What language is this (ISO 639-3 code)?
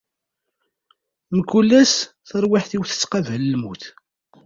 kab